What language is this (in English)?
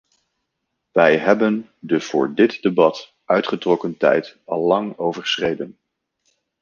Dutch